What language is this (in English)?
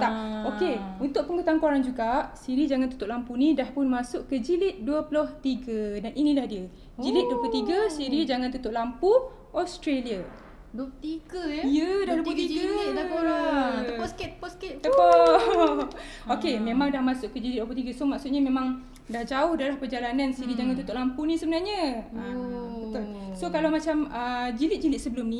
Malay